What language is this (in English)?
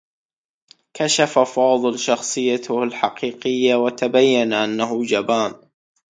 Arabic